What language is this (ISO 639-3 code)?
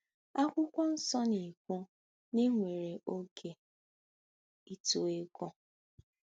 ibo